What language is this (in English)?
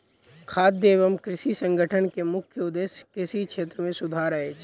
Maithili